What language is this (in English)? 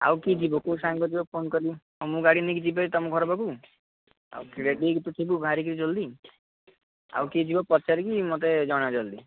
Odia